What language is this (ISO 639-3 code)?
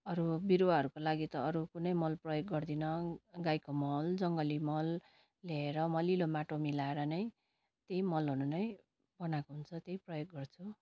nep